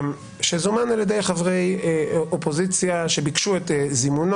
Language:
Hebrew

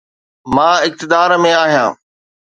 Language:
Sindhi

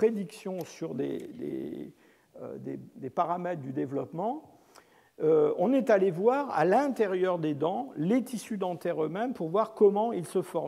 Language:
French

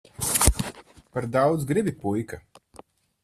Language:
Latvian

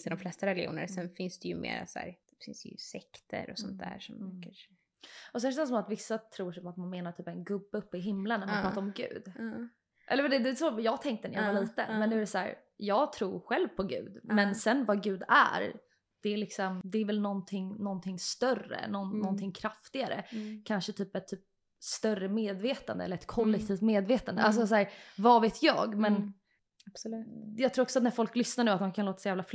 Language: Swedish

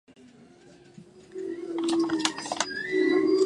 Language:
Japanese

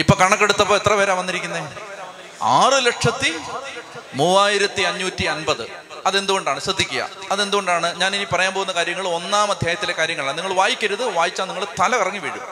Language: Malayalam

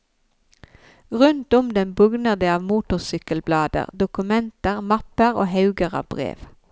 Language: Norwegian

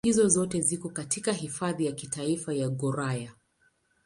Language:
Swahili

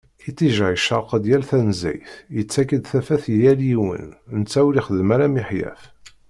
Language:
Kabyle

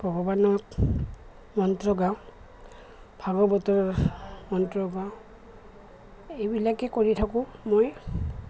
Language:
Assamese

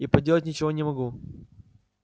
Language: Russian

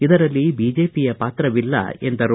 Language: Kannada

